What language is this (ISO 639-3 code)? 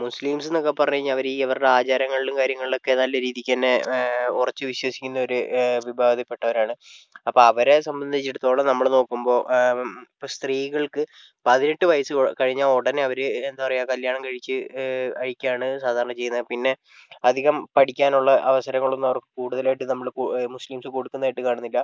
mal